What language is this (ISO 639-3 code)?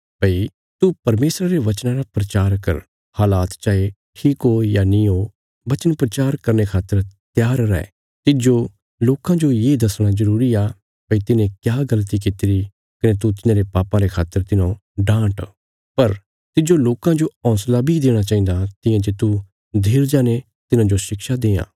kfs